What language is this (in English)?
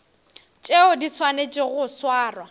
Northern Sotho